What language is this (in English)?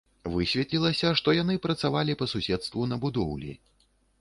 Belarusian